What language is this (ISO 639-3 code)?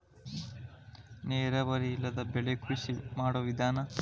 kan